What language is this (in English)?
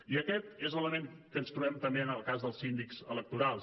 Catalan